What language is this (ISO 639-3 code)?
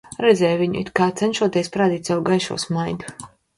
lav